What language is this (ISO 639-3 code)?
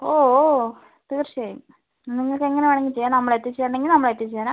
mal